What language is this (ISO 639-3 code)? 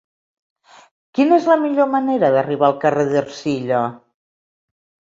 cat